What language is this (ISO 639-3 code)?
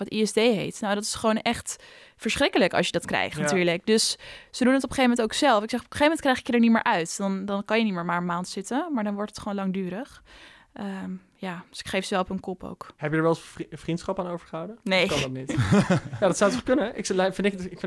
nld